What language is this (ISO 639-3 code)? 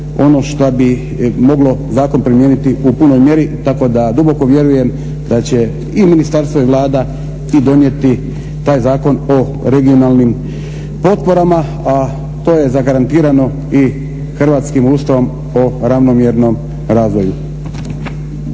hrv